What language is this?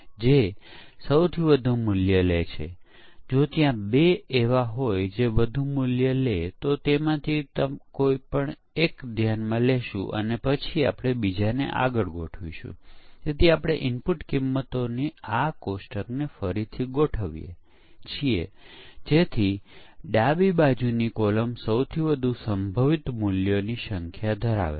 Gujarati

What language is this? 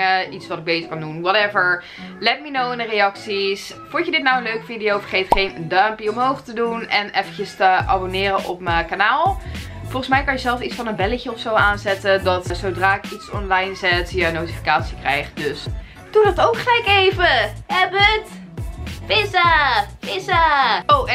Dutch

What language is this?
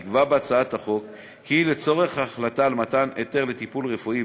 Hebrew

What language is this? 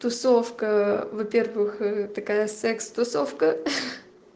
Russian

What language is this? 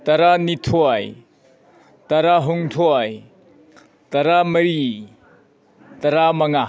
Manipuri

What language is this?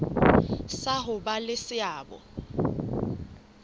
Southern Sotho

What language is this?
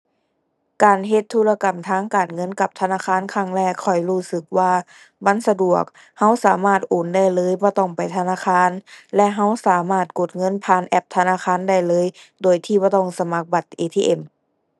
Thai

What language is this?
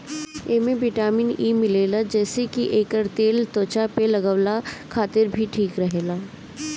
Bhojpuri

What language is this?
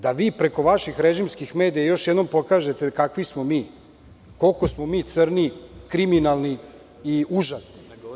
Serbian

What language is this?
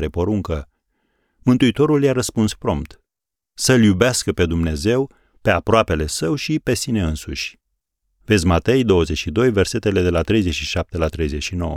Romanian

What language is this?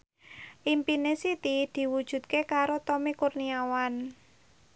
Javanese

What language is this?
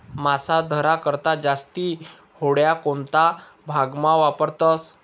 Marathi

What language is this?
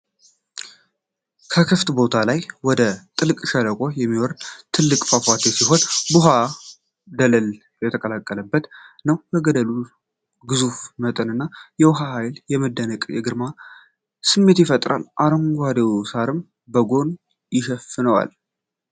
Amharic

